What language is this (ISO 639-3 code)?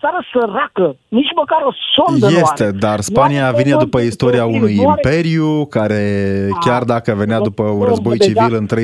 ron